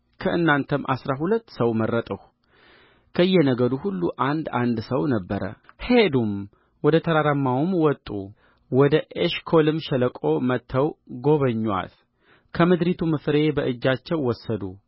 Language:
Amharic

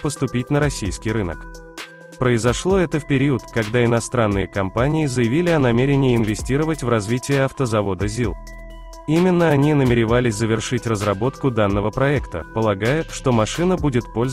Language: Russian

